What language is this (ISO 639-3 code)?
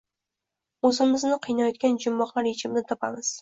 uzb